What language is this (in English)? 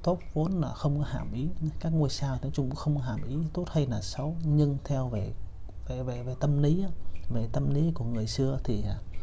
Vietnamese